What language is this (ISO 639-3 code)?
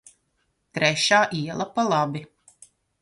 lav